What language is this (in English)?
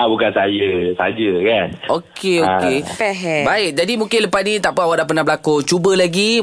Malay